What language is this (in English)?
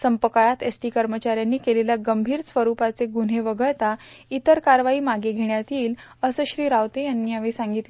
Marathi